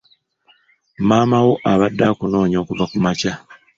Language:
Ganda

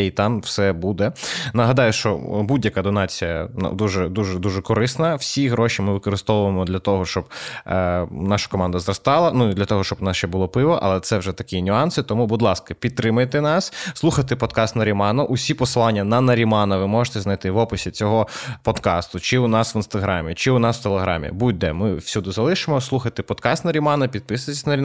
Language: Ukrainian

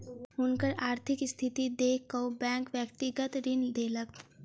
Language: Maithili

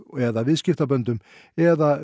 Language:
Icelandic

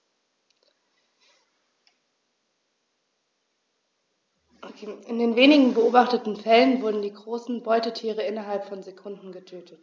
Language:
German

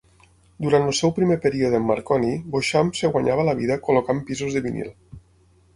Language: Catalan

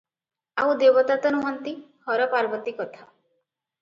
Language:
Odia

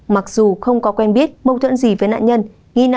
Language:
Vietnamese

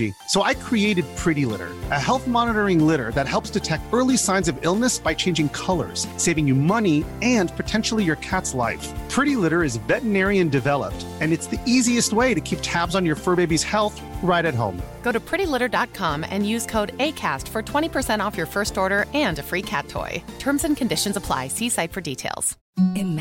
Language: Urdu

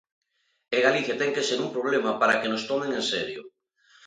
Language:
Galician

